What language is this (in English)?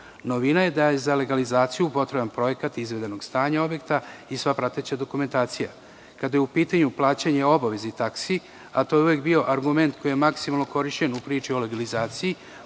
Serbian